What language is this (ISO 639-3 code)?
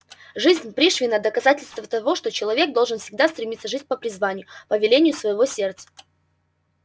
rus